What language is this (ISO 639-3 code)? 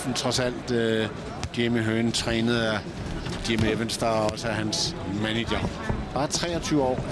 dan